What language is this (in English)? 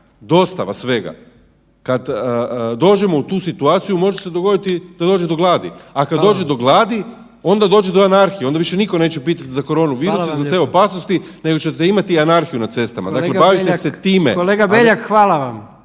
Croatian